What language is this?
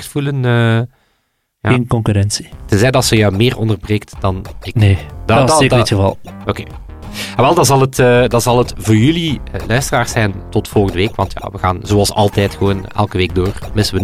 Dutch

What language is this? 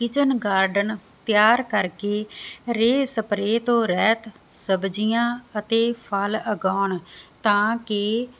Punjabi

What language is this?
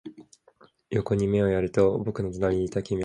Japanese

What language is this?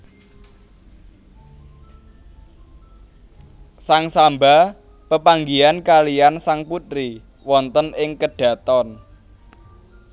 Javanese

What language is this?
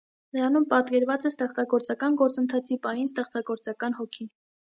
Armenian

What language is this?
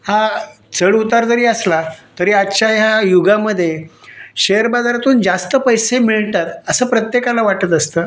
Marathi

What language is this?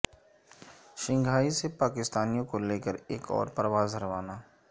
Urdu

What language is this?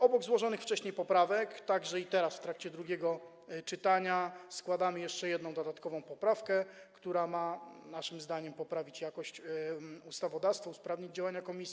Polish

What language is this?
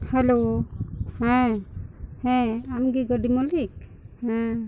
Santali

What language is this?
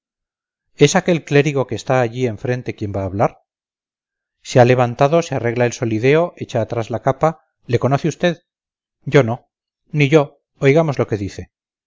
Spanish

